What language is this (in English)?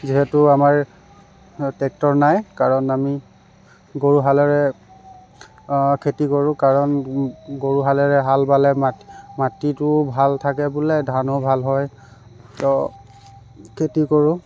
Assamese